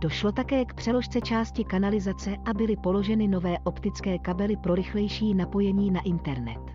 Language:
Czech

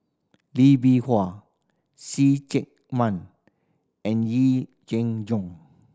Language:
English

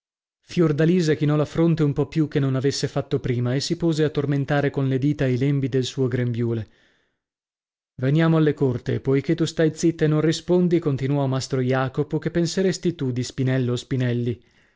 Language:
Italian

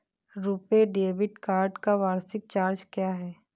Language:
Hindi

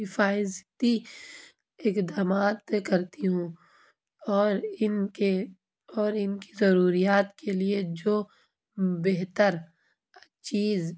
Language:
Urdu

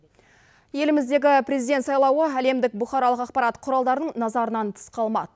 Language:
Kazakh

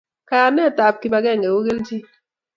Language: Kalenjin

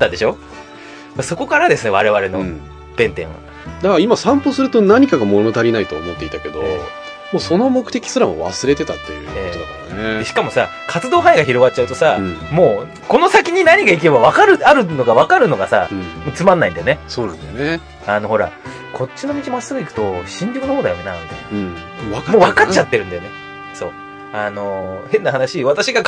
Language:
Japanese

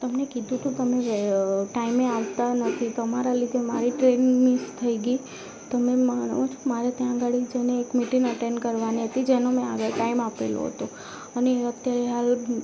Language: Gujarati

